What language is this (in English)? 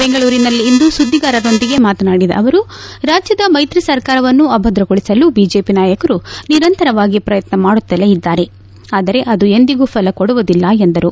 Kannada